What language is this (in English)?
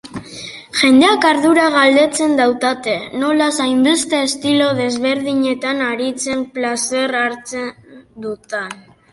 Basque